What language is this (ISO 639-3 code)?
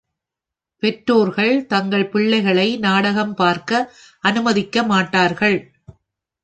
tam